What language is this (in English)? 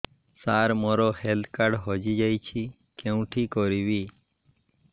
Odia